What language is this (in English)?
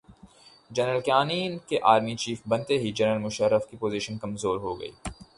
Urdu